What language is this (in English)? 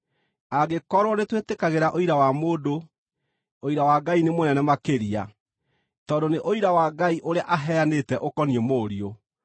Kikuyu